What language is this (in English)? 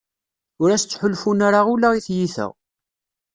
Kabyle